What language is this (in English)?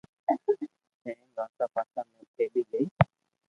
Loarki